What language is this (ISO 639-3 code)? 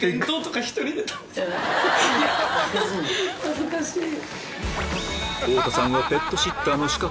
jpn